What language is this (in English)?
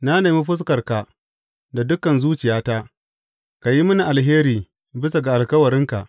Hausa